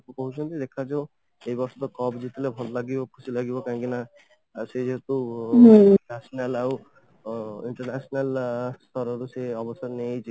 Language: Odia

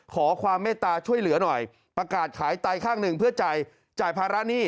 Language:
Thai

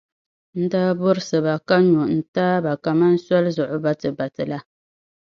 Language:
Dagbani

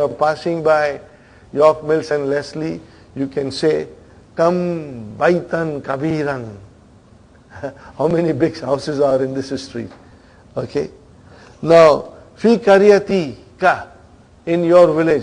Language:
English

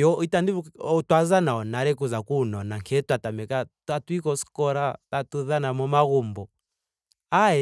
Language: Ndonga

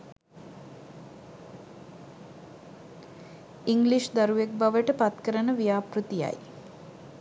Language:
Sinhala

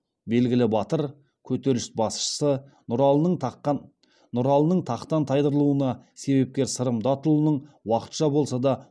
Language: Kazakh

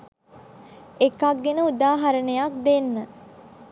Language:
Sinhala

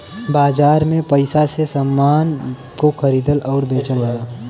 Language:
Bhojpuri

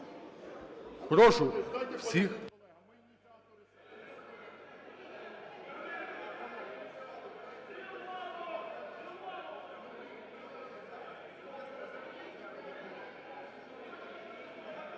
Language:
Ukrainian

